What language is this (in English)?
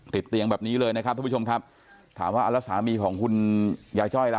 Thai